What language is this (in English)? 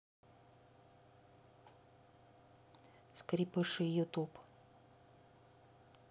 Russian